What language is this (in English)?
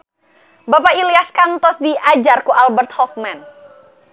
Sundanese